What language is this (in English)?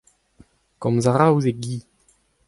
Breton